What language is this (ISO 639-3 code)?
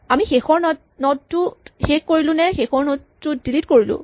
asm